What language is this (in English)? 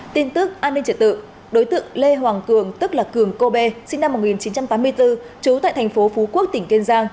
Vietnamese